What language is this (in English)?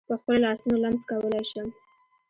Pashto